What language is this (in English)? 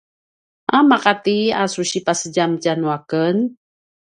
Paiwan